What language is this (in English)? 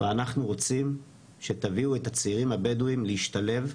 Hebrew